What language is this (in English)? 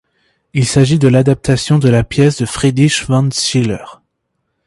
French